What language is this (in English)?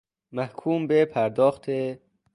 Persian